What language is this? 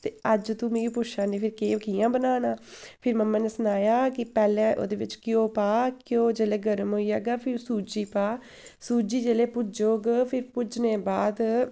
Dogri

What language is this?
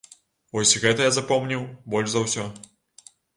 Belarusian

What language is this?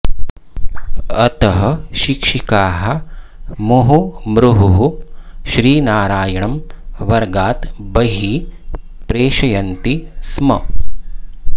Sanskrit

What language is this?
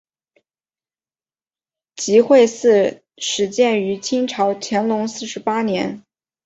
Chinese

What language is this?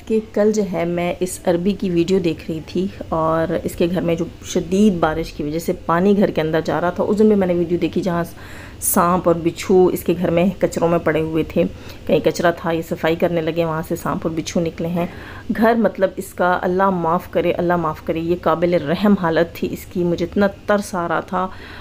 Hindi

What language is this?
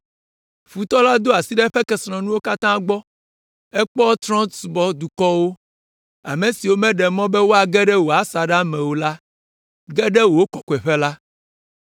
Ewe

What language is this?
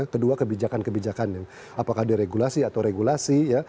Indonesian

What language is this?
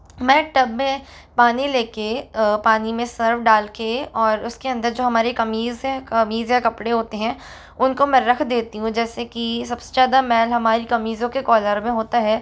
Hindi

